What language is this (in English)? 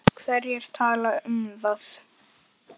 Icelandic